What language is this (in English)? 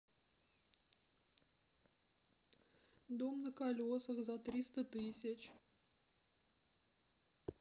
Russian